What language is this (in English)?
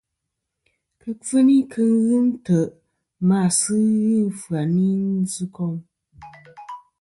Kom